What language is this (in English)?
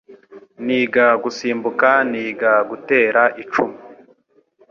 Kinyarwanda